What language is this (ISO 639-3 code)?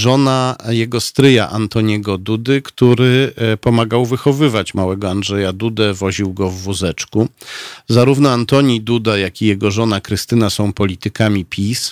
pol